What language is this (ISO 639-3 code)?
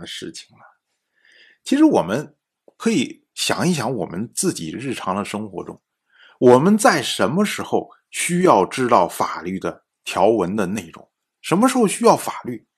zho